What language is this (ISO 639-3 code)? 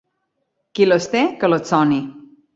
cat